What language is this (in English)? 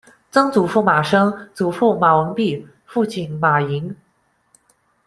Chinese